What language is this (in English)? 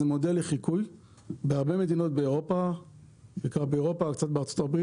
Hebrew